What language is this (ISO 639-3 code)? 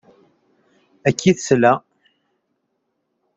kab